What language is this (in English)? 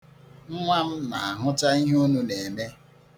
Igbo